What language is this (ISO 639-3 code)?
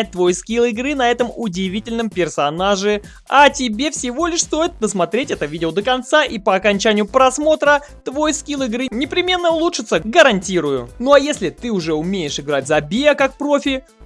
rus